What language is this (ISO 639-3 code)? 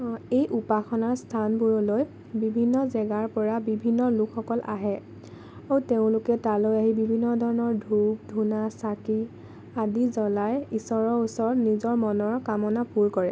asm